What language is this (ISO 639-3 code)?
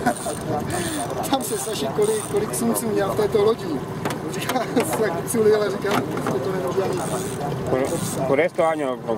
ces